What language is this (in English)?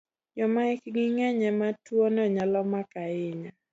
Luo (Kenya and Tanzania)